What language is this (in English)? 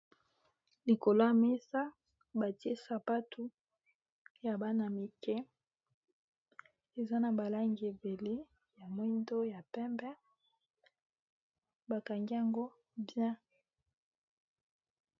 Lingala